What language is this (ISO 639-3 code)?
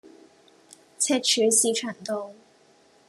yue